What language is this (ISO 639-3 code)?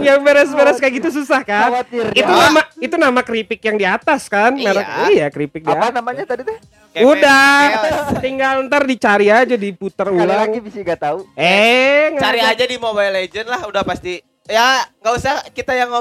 ind